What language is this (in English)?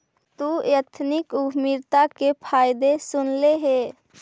Magahi